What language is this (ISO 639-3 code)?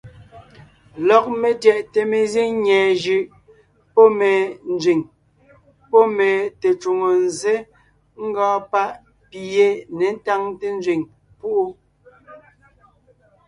nnh